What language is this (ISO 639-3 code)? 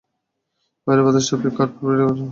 ben